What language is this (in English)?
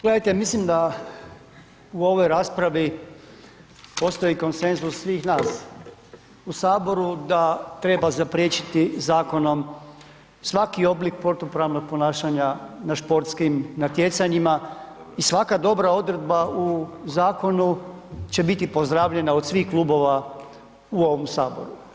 Croatian